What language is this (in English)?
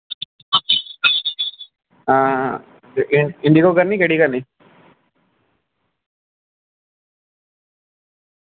Dogri